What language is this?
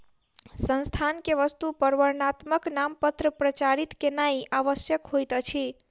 Maithili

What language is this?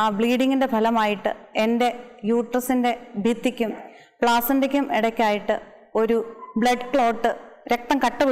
Malayalam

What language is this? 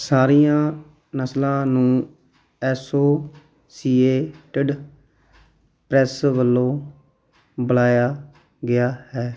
Punjabi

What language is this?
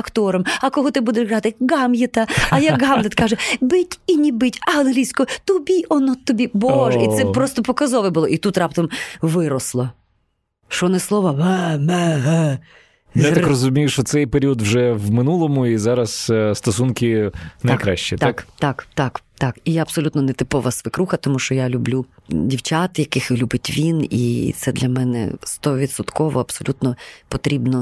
Ukrainian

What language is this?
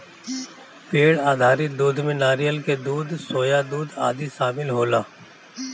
Bhojpuri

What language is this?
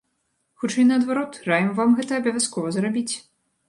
Belarusian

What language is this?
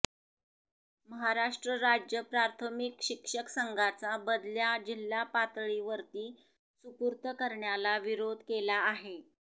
Marathi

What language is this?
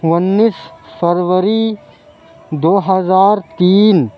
Urdu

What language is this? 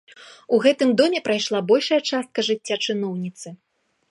Belarusian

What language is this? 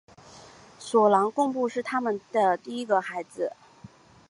Chinese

